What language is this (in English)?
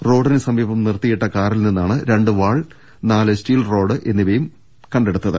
Malayalam